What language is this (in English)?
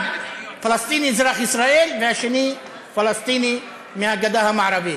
Hebrew